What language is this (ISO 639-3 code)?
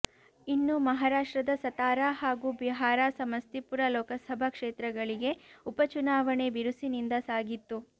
kan